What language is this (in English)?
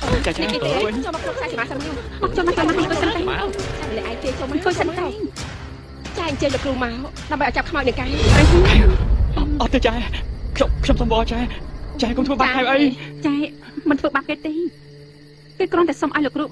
Thai